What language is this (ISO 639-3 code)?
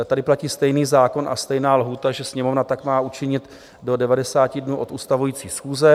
ces